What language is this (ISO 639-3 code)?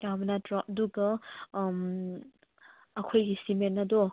mni